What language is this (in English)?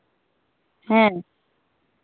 Santali